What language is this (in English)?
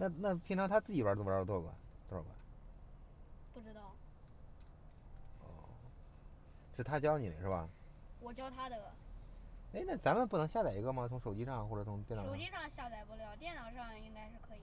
Chinese